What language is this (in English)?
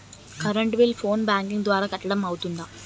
Telugu